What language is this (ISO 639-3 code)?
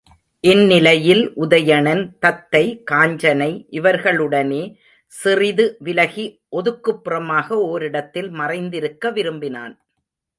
tam